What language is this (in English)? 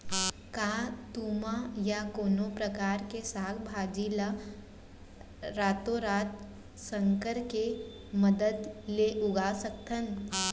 Chhattisgarhi